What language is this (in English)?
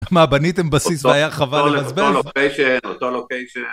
Hebrew